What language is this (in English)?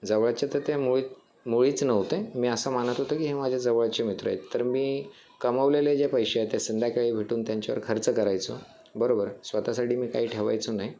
Marathi